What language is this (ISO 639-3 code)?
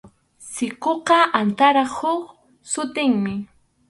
qxu